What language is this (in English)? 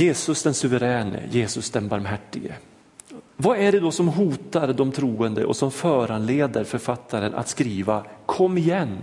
Swedish